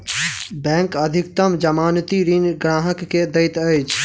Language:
Maithili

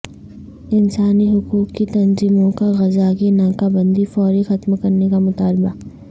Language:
Urdu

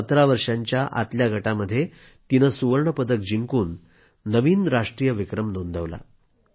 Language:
Marathi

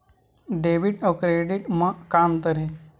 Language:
Chhattisgarhi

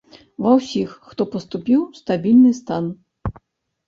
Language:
Belarusian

